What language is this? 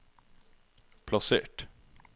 Norwegian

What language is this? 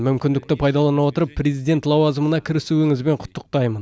Kazakh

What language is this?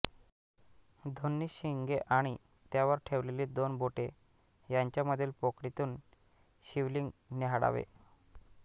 Marathi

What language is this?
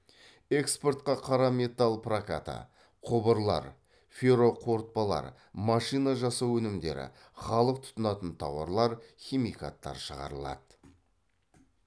Kazakh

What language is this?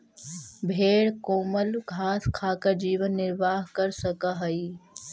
Magahi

